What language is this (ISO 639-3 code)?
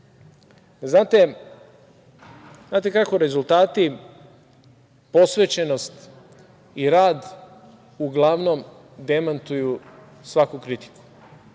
srp